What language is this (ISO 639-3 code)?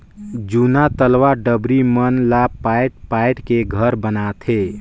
hne